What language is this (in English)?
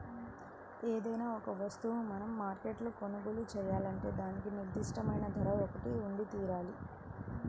Telugu